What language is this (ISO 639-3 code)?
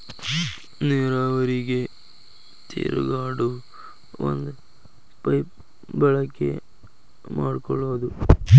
kan